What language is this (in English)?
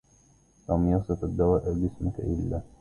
Arabic